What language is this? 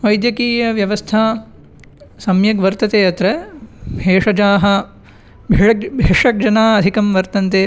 Sanskrit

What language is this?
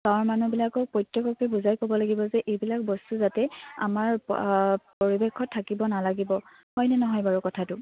Assamese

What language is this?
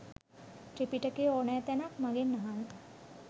Sinhala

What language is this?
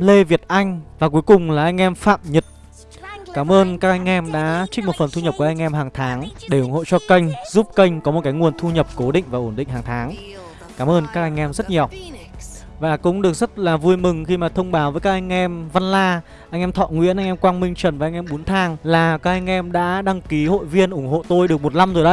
Vietnamese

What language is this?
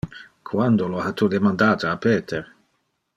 Interlingua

